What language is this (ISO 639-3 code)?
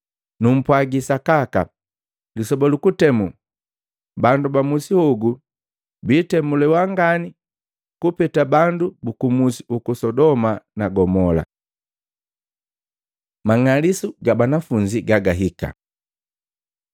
mgv